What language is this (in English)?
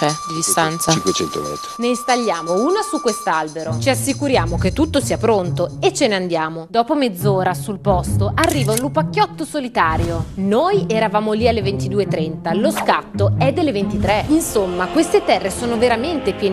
Italian